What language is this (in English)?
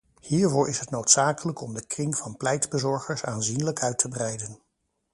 Dutch